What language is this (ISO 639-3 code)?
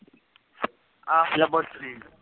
pan